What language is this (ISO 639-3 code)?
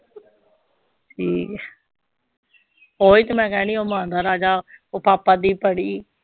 pan